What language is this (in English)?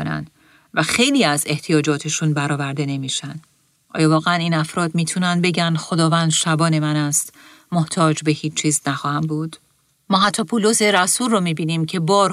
Persian